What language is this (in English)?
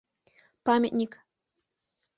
Mari